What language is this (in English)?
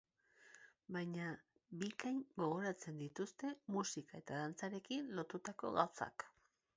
Basque